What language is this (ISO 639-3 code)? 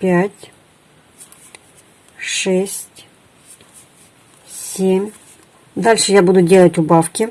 rus